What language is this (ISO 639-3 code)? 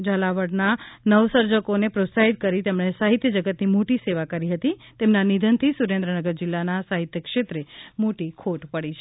guj